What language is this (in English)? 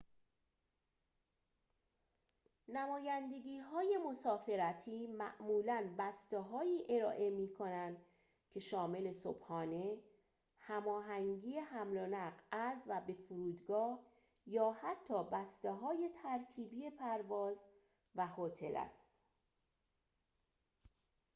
Persian